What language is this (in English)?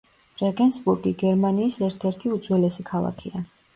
Georgian